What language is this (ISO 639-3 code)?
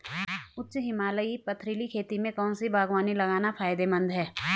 hin